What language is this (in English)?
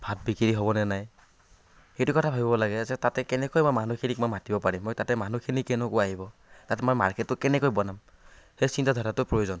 Assamese